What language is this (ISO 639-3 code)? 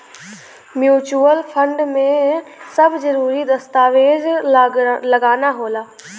bho